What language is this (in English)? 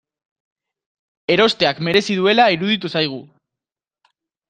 Basque